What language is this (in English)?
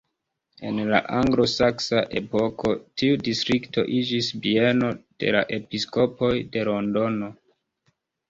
Esperanto